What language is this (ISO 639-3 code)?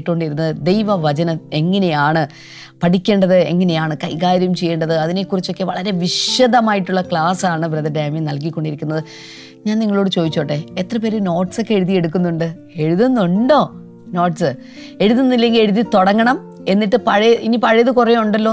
mal